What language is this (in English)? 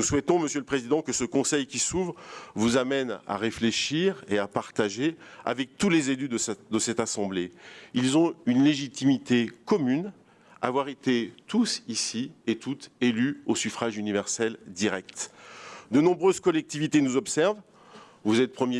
French